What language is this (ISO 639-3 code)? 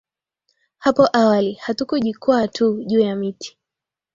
swa